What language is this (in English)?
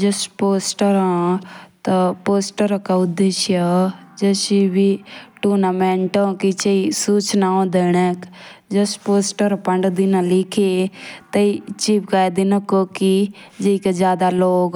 Jaunsari